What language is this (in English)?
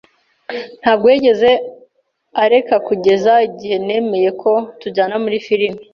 Kinyarwanda